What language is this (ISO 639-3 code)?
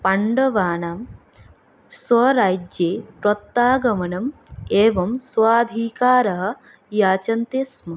san